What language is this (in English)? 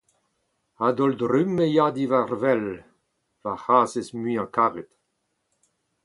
Breton